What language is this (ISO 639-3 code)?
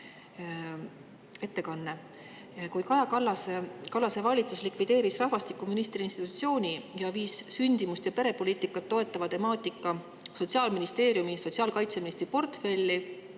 est